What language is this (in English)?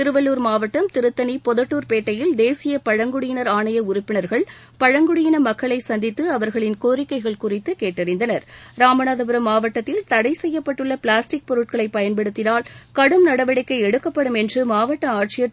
Tamil